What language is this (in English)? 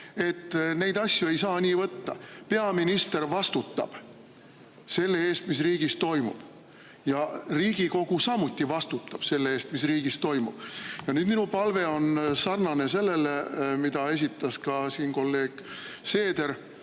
Estonian